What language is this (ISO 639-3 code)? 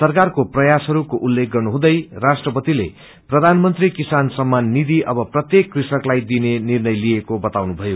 nep